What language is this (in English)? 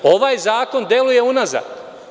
Serbian